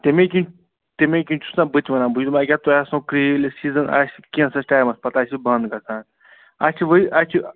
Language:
Kashmiri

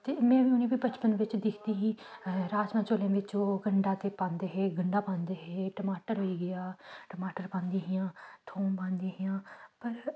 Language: Dogri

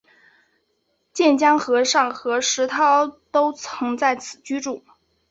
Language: Chinese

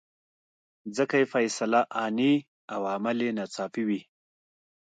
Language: Pashto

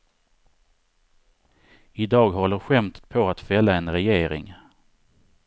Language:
Swedish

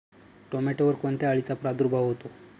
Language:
Marathi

